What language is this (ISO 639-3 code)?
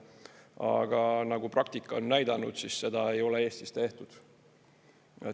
est